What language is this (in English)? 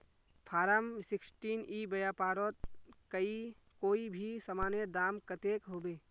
Magahi